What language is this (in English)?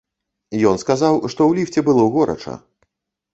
Belarusian